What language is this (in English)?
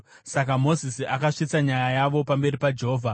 Shona